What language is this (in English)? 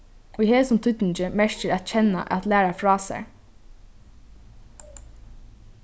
Faroese